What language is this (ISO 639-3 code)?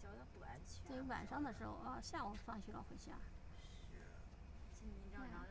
zho